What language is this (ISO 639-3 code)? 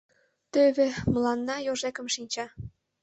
chm